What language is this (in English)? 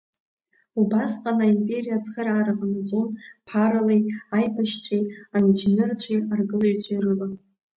Abkhazian